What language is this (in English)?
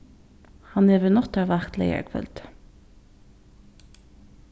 Faroese